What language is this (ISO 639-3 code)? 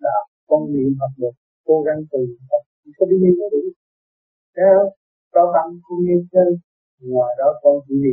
vie